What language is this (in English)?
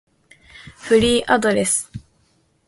Japanese